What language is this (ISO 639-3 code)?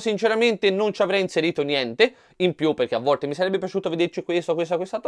ita